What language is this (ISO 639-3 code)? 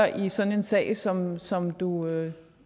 dan